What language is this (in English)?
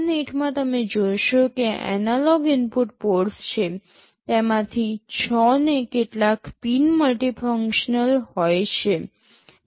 Gujarati